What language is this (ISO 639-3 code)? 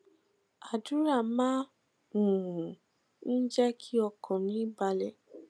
yor